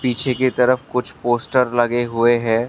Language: Hindi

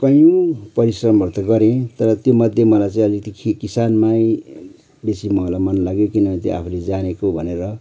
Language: Nepali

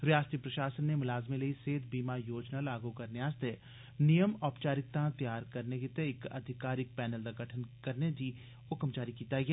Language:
Dogri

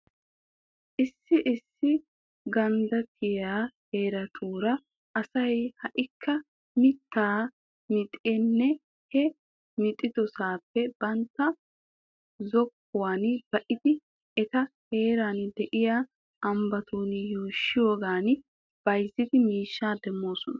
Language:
Wolaytta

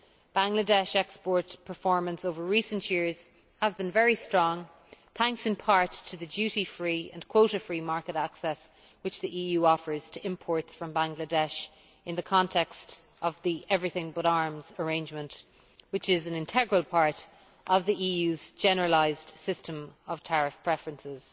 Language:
English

